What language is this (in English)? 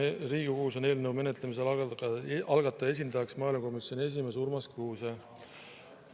Estonian